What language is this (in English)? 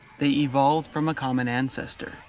English